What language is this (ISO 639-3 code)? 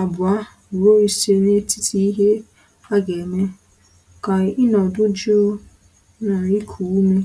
ibo